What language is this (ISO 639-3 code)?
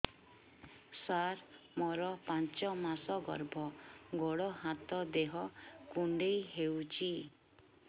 ori